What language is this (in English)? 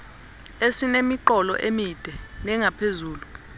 Xhosa